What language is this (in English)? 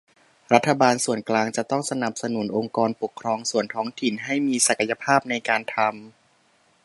Thai